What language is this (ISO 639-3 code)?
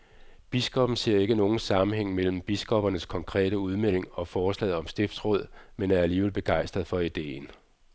dan